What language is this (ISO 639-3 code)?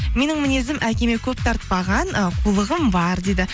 kaz